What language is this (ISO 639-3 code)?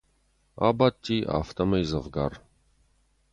oss